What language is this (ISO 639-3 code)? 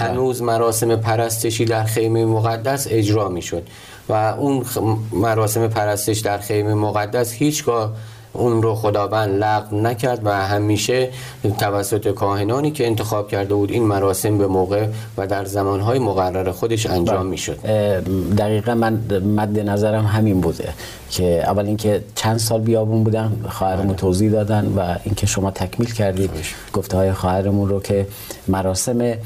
fas